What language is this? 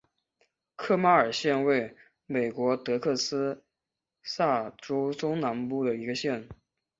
Chinese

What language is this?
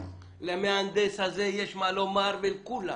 Hebrew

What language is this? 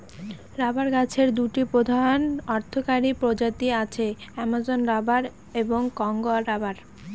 Bangla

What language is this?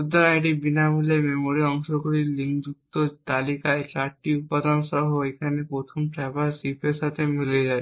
Bangla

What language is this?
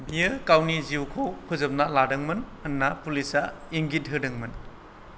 Bodo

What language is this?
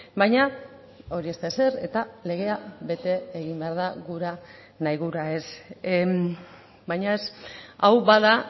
Basque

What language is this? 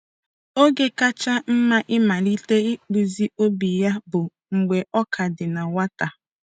Igbo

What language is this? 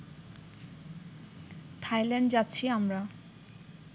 Bangla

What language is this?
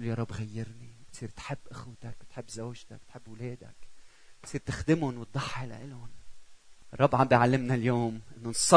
Arabic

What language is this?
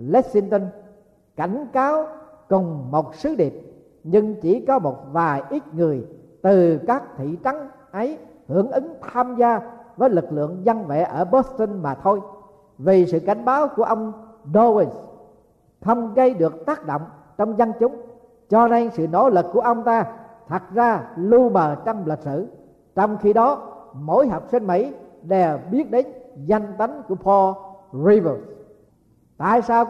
Vietnamese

